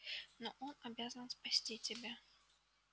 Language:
Russian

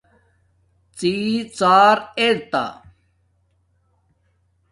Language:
Domaaki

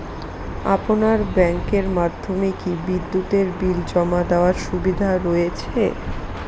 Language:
Bangla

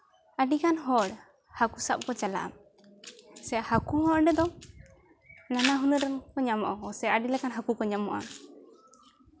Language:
Santali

